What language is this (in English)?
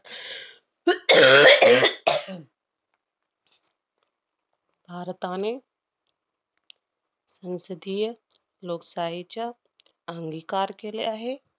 Marathi